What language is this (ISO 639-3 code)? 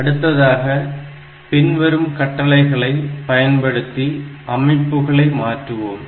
tam